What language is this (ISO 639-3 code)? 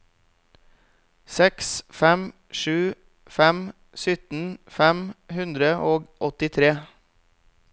nor